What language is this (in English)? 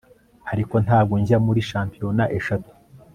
Kinyarwanda